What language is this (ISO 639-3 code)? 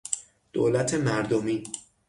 fas